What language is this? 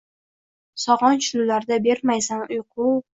Uzbek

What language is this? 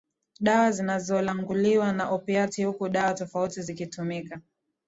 Swahili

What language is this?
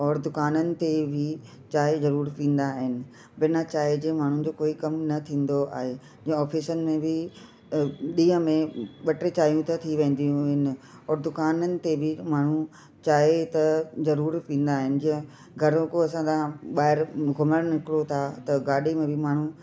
Sindhi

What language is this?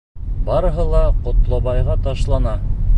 Bashkir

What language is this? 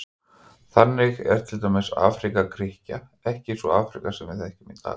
Icelandic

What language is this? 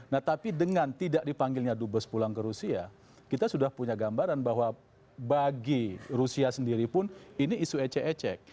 Indonesian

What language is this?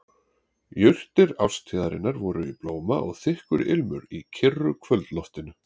Icelandic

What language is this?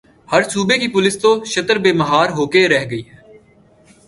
Urdu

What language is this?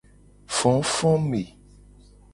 Gen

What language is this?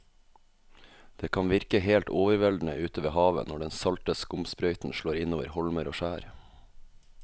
Norwegian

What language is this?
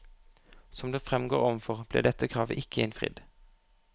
Norwegian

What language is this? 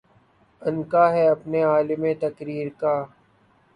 Urdu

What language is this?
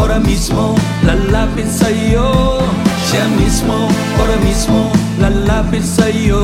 Filipino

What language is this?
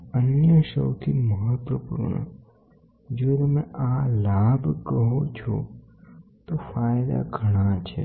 Gujarati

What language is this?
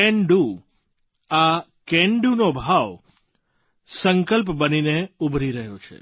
Gujarati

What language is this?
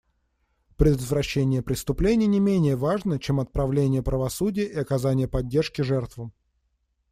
Russian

